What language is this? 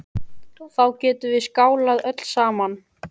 Icelandic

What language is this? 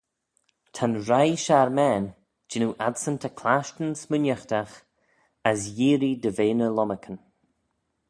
Manx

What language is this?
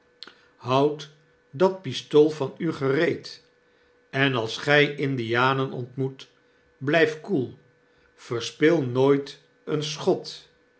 Dutch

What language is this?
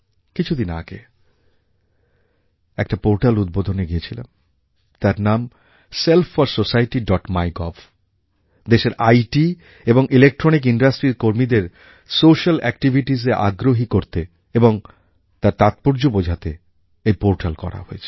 Bangla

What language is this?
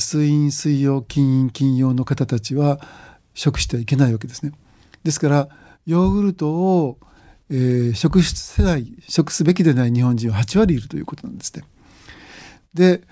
Japanese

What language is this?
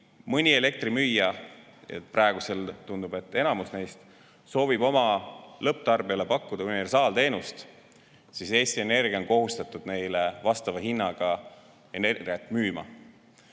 Estonian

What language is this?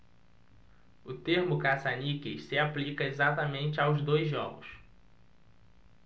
Portuguese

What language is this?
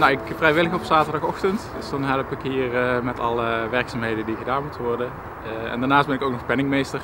Dutch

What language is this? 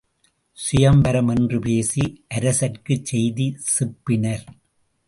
Tamil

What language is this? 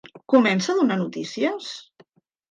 Catalan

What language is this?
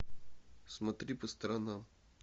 Russian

